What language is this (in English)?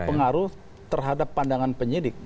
Indonesian